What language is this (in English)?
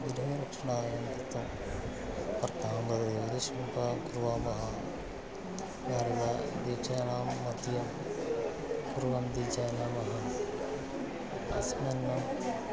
Sanskrit